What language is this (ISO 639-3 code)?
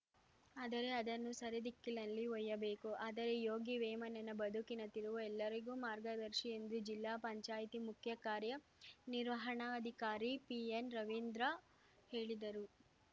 kan